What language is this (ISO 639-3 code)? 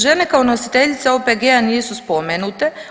hrv